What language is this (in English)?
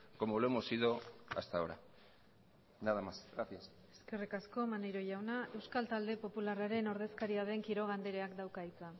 Basque